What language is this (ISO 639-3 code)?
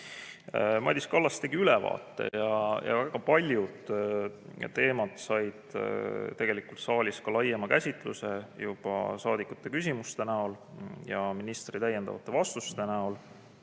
est